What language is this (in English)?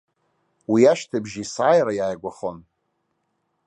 Abkhazian